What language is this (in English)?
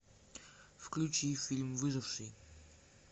Russian